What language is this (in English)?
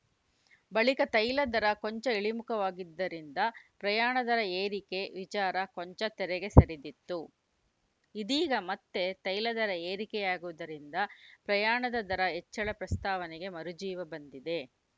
Kannada